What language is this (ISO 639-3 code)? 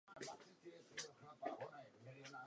ces